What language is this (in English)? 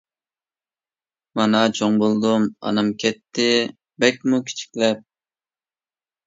Uyghur